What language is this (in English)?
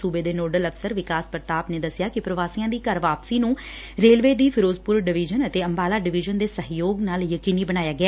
Punjabi